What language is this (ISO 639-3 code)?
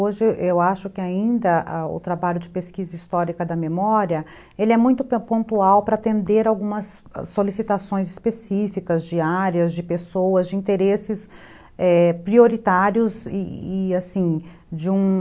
por